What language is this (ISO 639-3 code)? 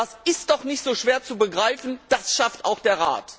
deu